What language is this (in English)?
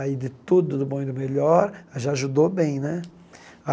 Portuguese